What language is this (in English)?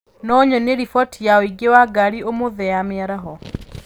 Kikuyu